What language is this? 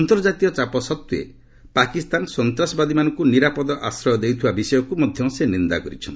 Odia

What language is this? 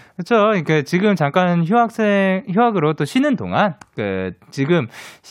Korean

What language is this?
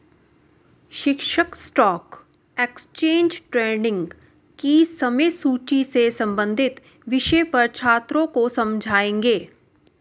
Hindi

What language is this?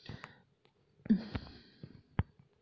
Hindi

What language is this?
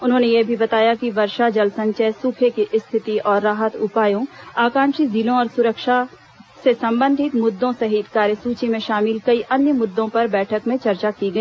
Hindi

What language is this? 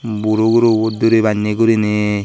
Chakma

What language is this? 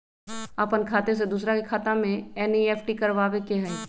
Magahi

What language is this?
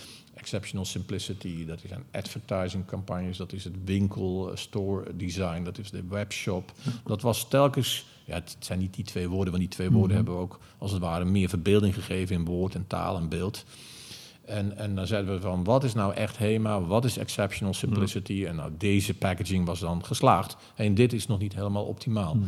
Dutch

